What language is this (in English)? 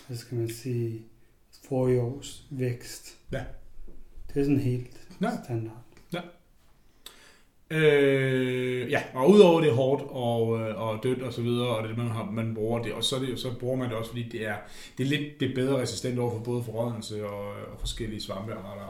Danish